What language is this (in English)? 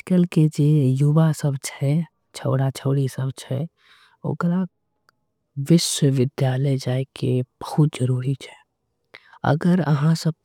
Angika